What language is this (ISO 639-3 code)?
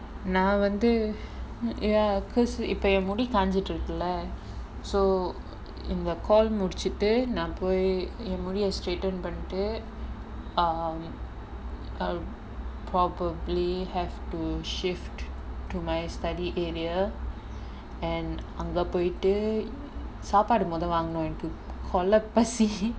eng